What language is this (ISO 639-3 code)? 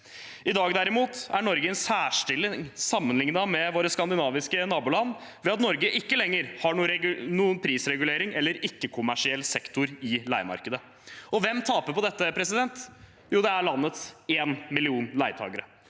nor